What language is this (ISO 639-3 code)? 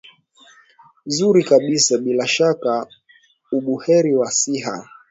swa